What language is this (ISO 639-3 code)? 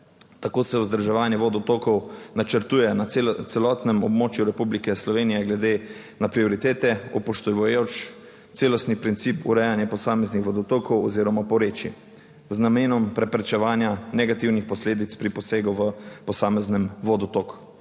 slv